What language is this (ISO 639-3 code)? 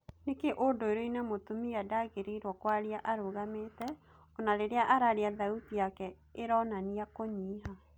kik